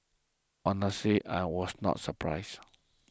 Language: English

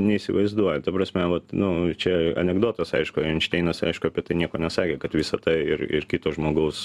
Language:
Lithuanian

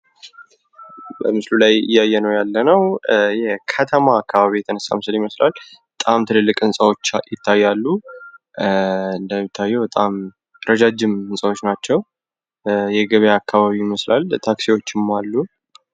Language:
Amharic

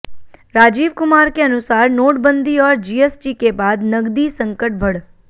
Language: Hindi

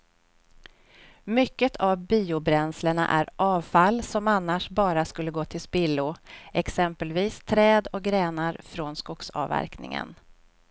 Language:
Swedish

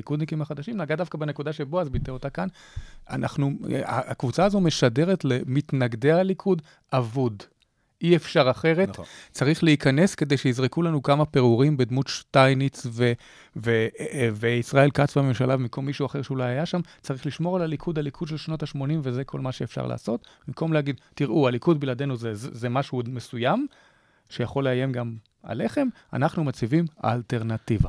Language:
Hebrew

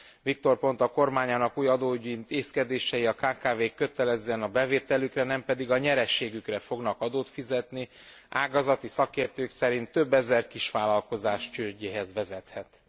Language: Hungarian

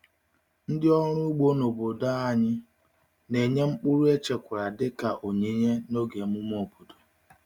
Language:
Igbo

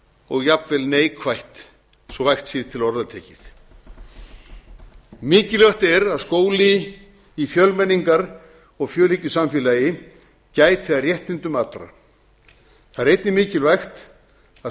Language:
Icelandic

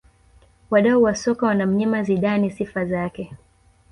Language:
Swahili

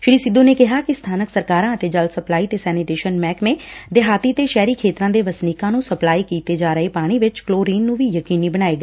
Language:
Punjabi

